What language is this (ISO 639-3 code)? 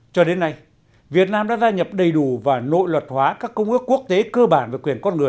vie